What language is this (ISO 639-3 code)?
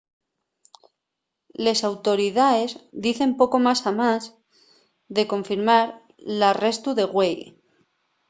ast